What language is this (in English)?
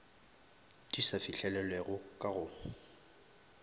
Northern Sotho